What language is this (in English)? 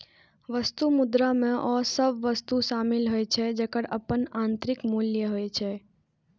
Maithili